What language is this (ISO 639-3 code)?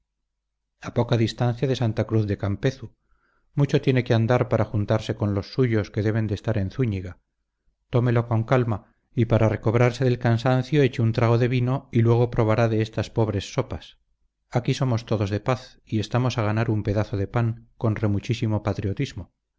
spa